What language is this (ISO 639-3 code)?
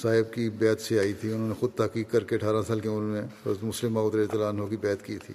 urd